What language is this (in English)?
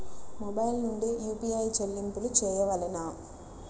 Telugu